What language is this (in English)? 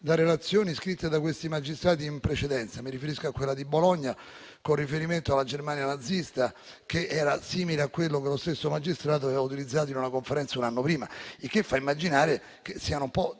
Italian